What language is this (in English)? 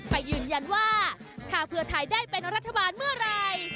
Thai